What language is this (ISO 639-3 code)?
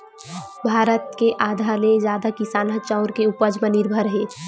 hne